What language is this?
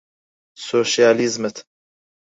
Central Kurdish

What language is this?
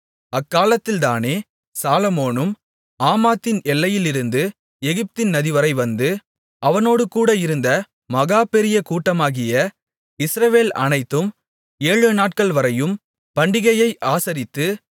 Tamil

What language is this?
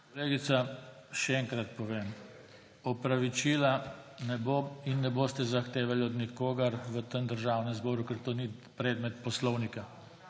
Slovenian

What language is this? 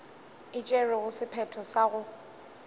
Northern Sotho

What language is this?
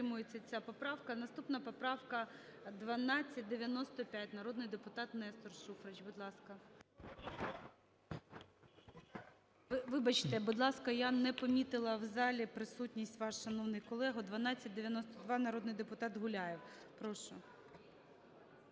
Ukrainian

